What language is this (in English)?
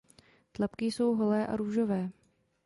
Czech